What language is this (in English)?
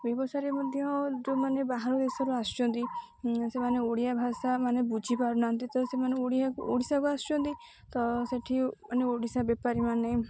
Odia